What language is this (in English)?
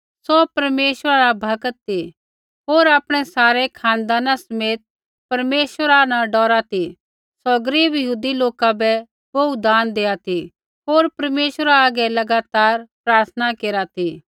Kullu Pahari